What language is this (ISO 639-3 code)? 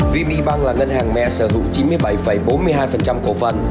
vie